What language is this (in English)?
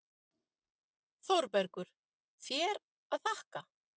Icelandic